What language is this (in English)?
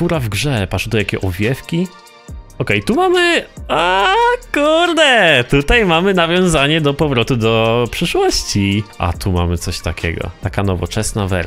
Polish